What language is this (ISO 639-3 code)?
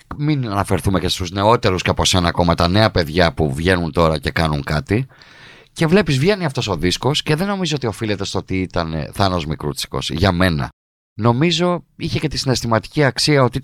ell